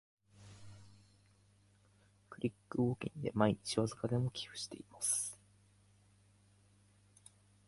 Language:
Japanese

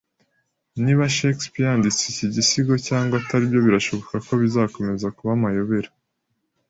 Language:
Kinyarwanda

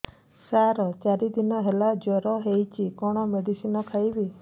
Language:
Odia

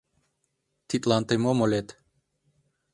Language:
Mari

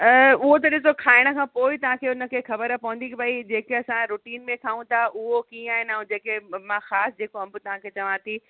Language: Sindhi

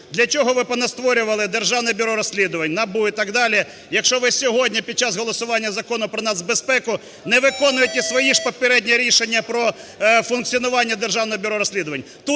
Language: Ukrainian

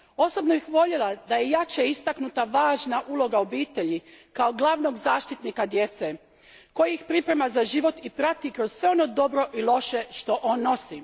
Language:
Croatian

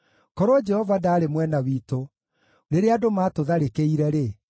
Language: Kikuyu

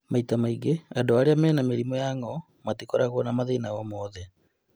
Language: Kikuyu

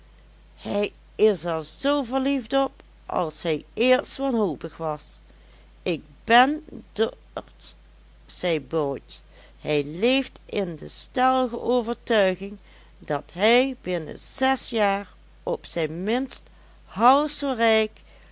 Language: Dutch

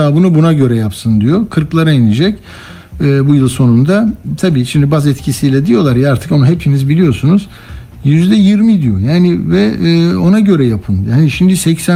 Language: Turkish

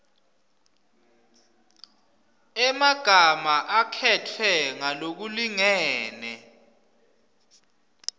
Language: Swati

